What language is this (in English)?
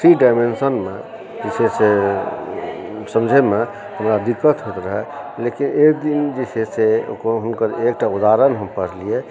Maithili